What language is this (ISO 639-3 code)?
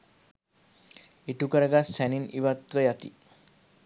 sin